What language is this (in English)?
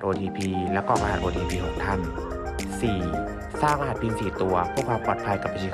Thai